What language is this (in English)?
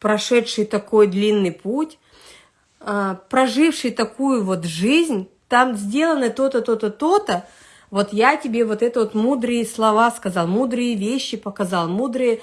Russian